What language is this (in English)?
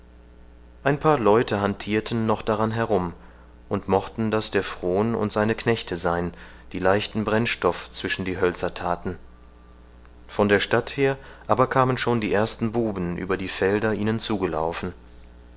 German